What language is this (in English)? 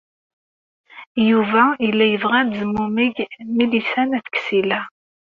Kabyle